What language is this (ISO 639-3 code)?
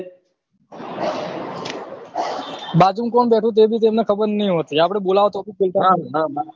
guj